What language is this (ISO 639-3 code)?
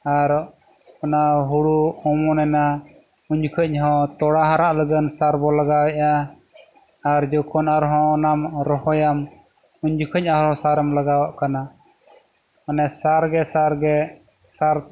sat